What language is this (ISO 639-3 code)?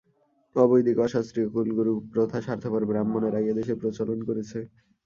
ben